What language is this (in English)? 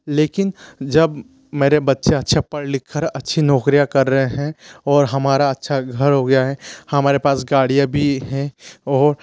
Hindi